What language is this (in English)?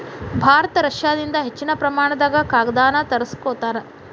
Kannada